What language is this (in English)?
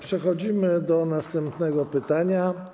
Polish